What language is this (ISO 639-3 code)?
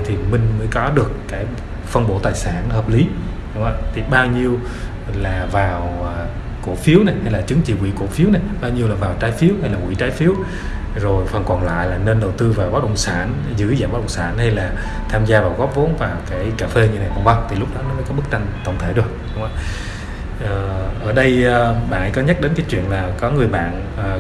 vie